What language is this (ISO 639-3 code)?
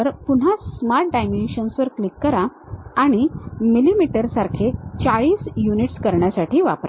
mar